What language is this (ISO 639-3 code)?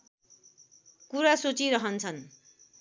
nep